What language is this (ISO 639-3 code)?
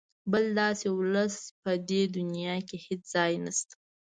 pus